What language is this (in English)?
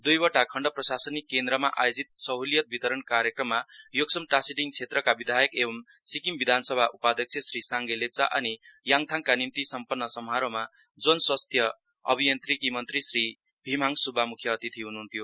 Nepali